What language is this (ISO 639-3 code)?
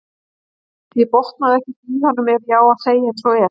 isl